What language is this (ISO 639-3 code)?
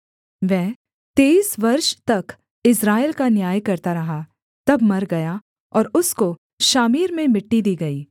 hin